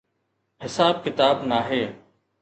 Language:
Sindhi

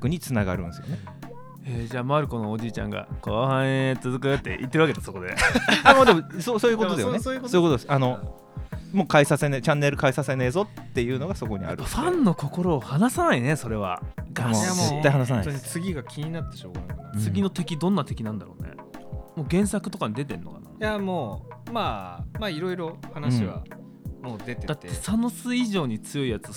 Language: Japanese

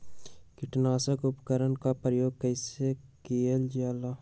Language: Magahi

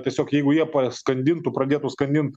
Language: Lithuanian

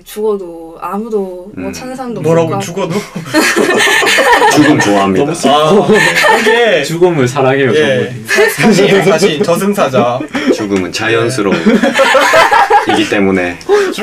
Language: Korean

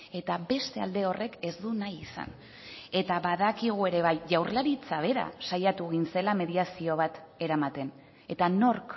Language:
Basque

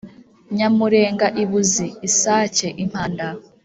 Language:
Kinyarwanda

